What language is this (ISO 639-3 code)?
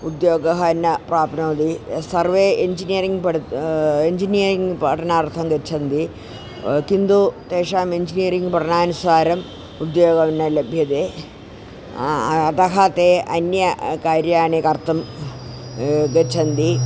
san